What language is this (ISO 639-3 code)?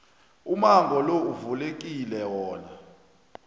nbl